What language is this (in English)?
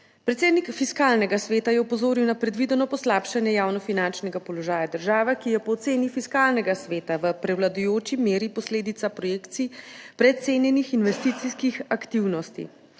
Slovenian